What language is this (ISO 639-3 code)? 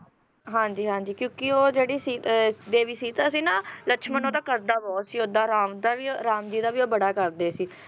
pan